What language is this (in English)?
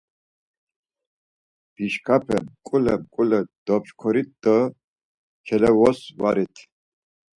Laz